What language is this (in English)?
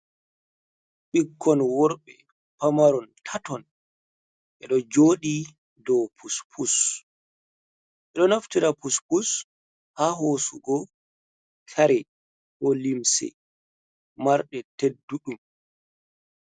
Fula